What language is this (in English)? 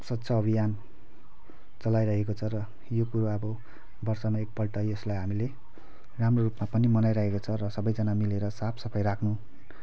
Nepali